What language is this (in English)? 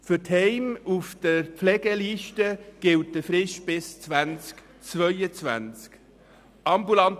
Swiss German